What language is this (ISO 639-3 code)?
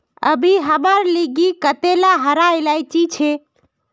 mag